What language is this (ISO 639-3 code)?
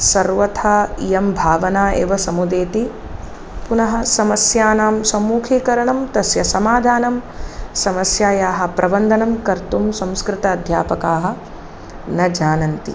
san